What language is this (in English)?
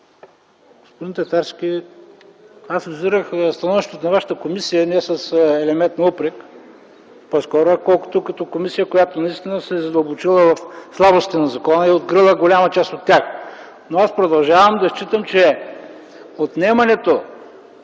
Bulgarian